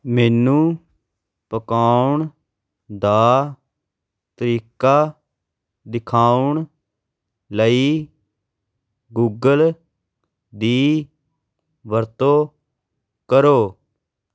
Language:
Punjabi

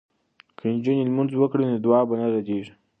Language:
Pashto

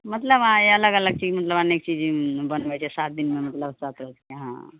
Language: Maithili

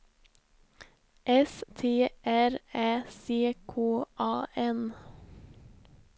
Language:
Swedish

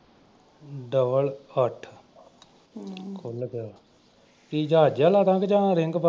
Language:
Punjabi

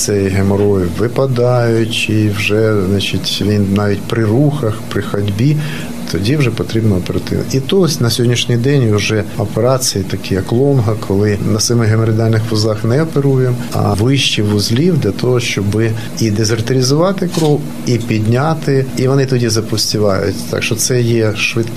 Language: Ukrainian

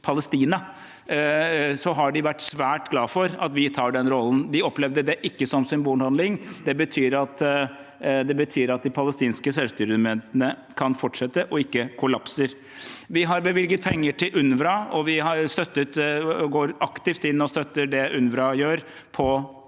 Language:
Norwegian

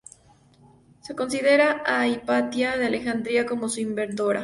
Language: Spanish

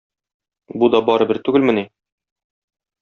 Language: Tatar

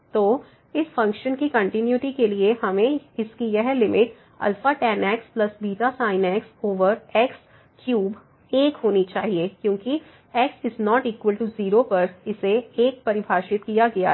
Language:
Hindi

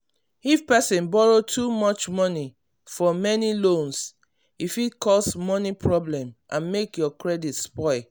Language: Nigerian Pidgin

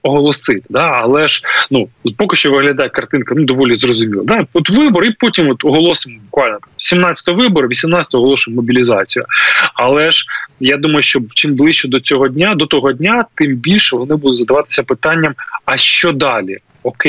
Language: Ukrainian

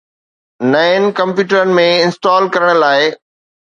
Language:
Sindhi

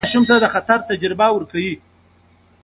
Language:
Pashto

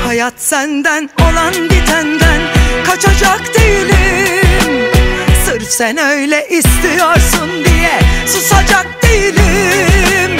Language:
Turkish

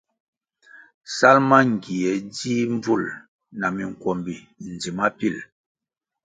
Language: Kwasio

